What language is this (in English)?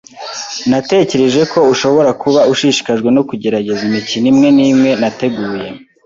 Kinyarwanda